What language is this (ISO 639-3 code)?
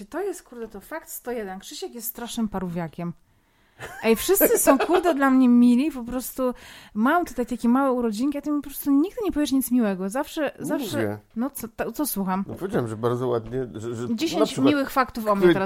pol